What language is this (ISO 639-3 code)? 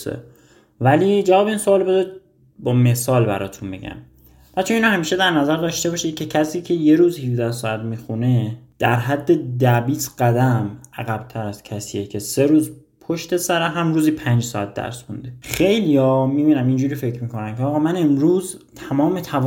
fas